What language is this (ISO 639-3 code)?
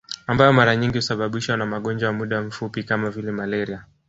swa